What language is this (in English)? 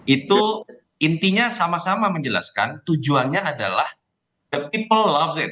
Indonesian